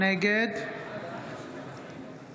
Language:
Hebrew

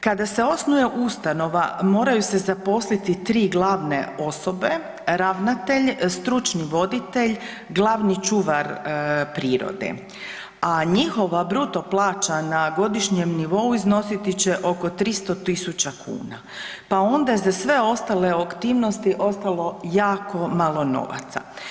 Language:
Croatian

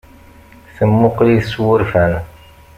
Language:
Kabyle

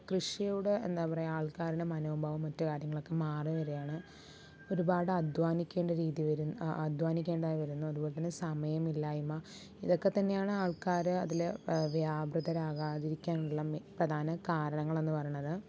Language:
Malayalam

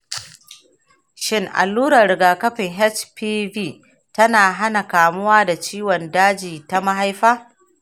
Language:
Hausa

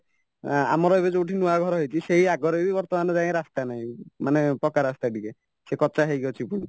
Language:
Odia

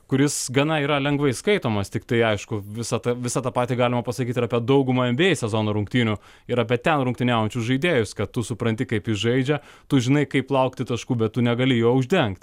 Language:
Lithuanian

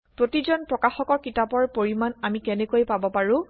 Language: Assamese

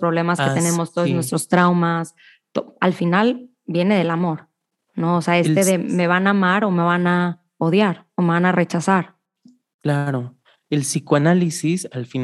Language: Spanish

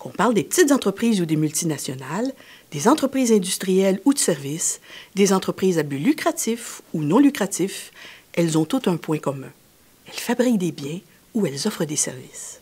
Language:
French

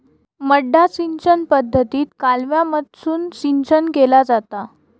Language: Marathi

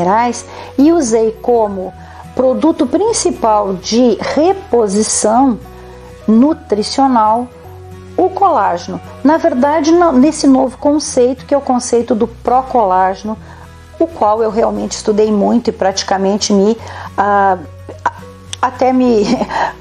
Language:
Portuguese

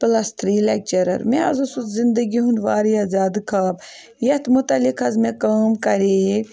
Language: Kashmiri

